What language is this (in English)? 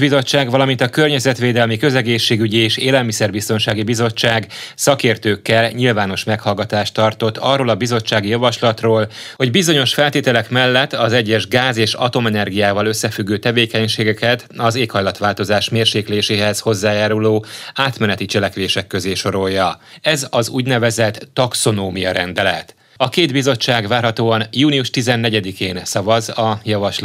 Hungarian